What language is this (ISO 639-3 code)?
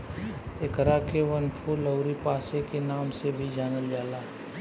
bho